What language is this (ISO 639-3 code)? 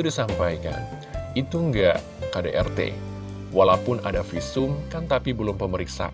ind